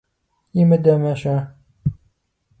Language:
Kabardian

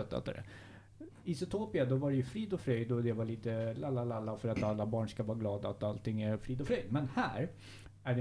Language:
Swedish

